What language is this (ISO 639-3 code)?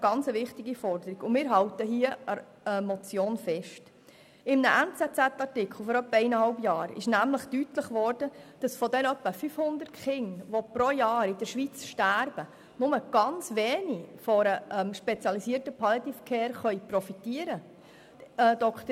gsw